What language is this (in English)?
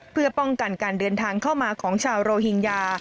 Thai